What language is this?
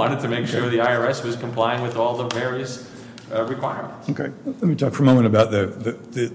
English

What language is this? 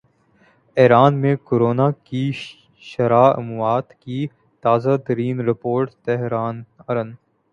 Urdu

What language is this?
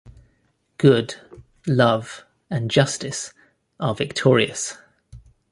English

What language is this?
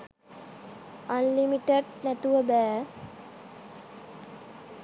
Sinhala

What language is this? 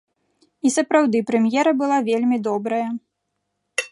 Belarusian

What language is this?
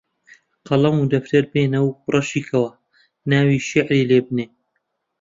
Central Kurdish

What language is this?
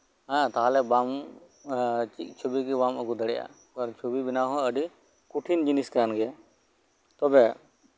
Santali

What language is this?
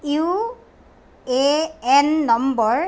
Assamese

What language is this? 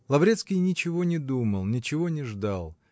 Russian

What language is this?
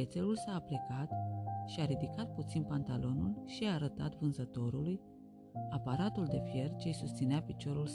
Romanian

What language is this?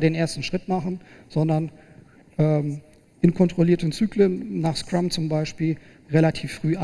German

